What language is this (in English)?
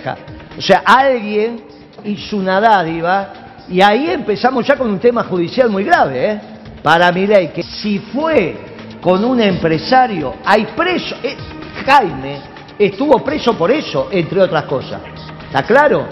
Spanish